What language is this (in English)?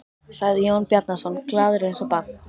Icelandic